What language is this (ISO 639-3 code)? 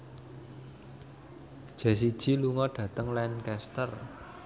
jav